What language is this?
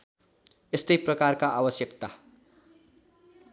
Nepali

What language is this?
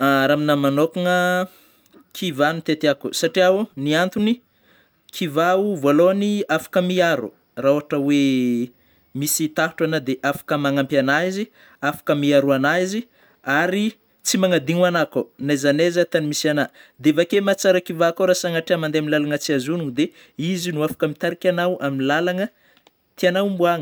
Northern Betsimisaraka Malagasy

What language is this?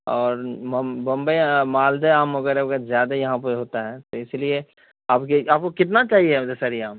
Urdu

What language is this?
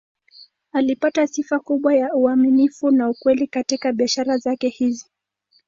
Swahili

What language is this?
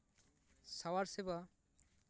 Santali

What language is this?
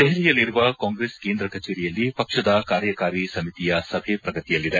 Kannada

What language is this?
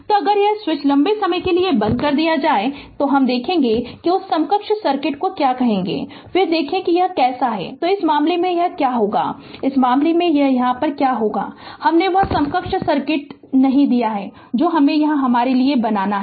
Hindi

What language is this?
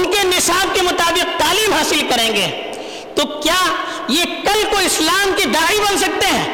Urdu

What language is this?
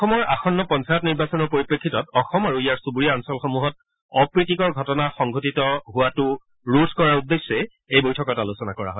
Assamese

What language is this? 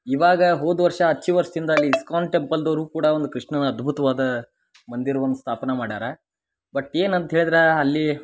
Kannada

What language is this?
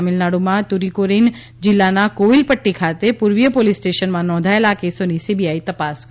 Gujarati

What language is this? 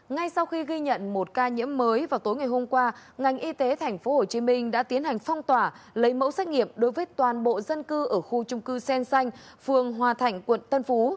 Vietnamese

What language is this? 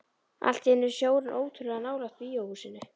Icelandic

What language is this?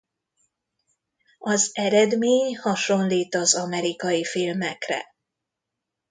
Hungarian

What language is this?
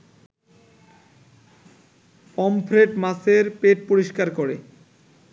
Bangla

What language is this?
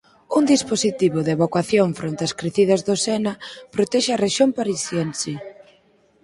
Galician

